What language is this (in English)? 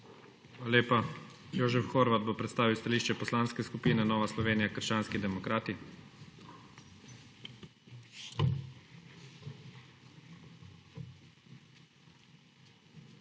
Slovenian